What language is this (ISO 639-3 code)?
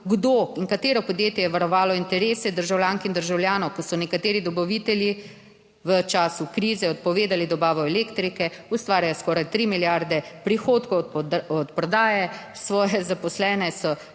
slv